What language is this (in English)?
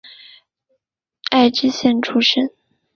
Chinese